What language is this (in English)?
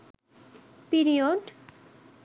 Bangla